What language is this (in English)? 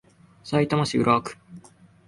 Japanese